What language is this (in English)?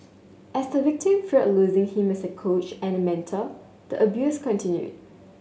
English